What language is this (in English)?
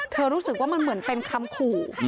Thai